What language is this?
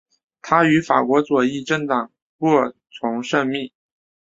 Chinese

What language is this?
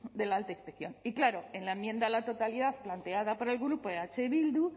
Spanish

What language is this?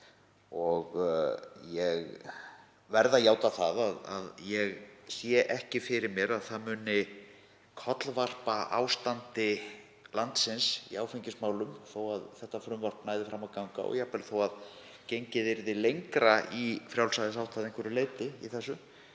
Icelandic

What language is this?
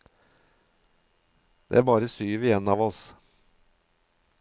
Norwegian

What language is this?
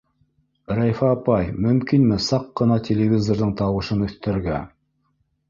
Bashkir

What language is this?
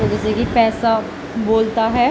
Urdu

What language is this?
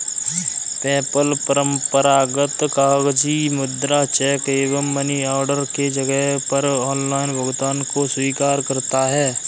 Hindi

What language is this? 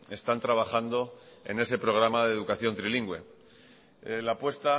Spanish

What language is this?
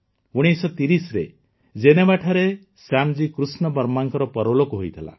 Odia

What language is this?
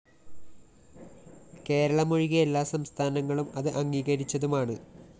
Malayalam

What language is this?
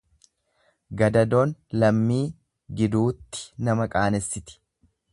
Oromo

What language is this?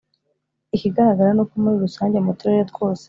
Kinyarwanda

